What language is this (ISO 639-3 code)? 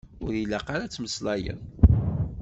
kab